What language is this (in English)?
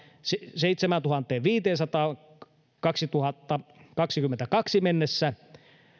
Finnish